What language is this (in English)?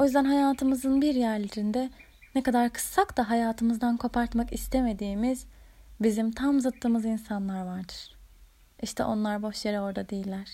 Turkish